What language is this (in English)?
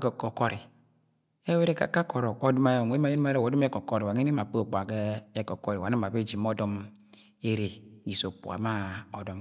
Agwagwune